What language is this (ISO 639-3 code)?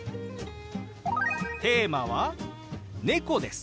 jpn